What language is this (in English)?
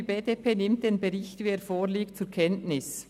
Swiss German